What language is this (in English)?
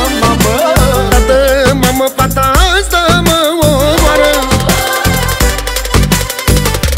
Romanian